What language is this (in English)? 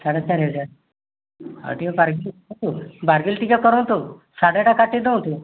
Odia